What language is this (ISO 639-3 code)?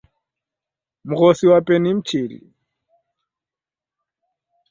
dav